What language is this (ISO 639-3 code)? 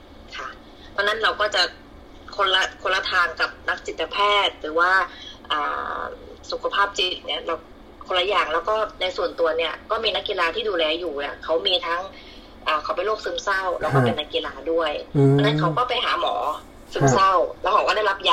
tha